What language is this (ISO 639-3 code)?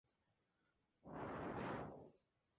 spa